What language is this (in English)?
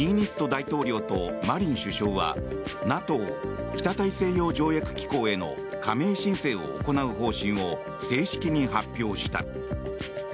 Japanese